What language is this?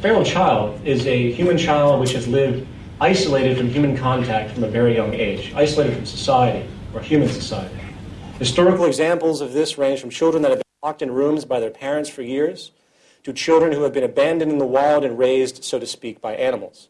English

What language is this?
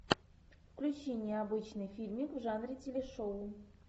Russian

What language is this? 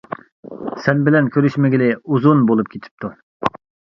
Uyghur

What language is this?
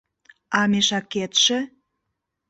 Mari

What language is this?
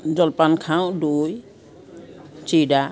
Assamese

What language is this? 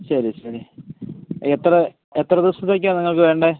Malayalam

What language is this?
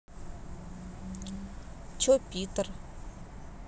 Russian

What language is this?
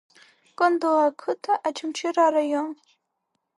Abkhazian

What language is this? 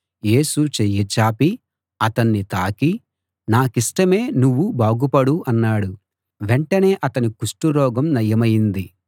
Telugu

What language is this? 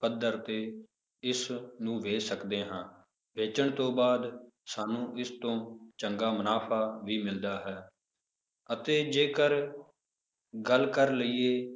Punjabi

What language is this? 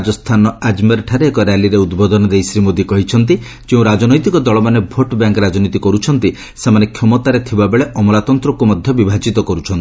Odia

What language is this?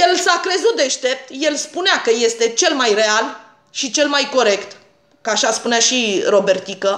Romanian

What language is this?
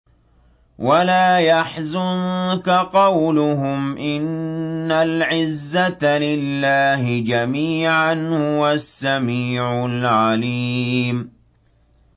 Arabic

